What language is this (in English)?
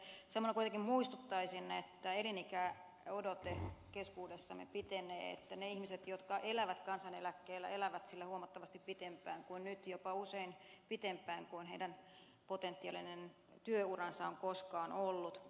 Finnish